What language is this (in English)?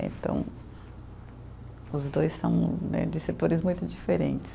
Portuguese